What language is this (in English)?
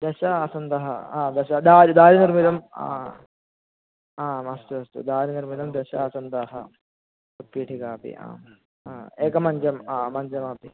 Sanskrit